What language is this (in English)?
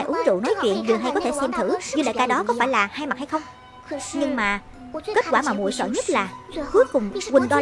Vietnamese